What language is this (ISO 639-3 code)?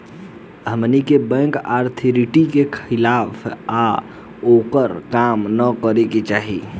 bho